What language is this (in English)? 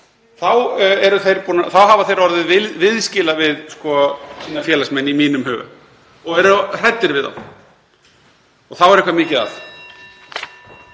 Icelandic